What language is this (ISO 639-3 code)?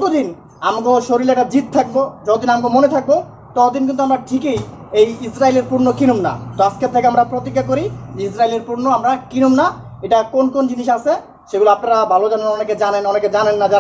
tur